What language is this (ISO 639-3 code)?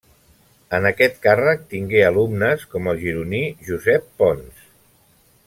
cat